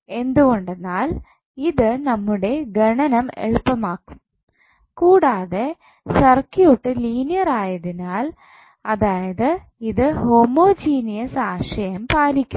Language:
Malayalam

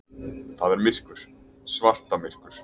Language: Icelandic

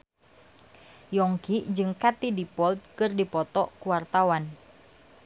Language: Sundanese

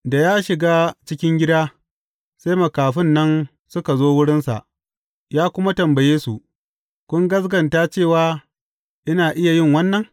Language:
Hausa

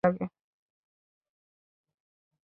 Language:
Bangla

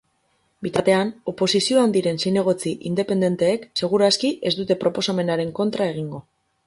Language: Basque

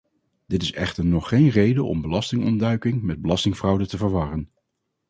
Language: Dutch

